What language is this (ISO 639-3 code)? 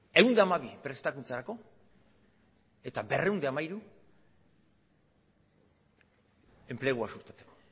eus